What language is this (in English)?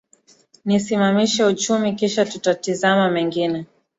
Swahili